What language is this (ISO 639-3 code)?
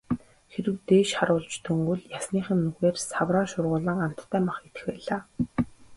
mon